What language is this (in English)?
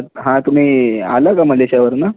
Marathi